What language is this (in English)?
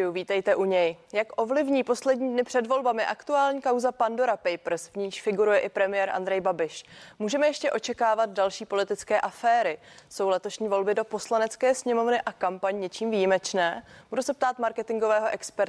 Czech